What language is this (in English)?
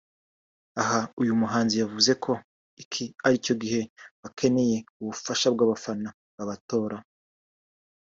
Kinyarwanda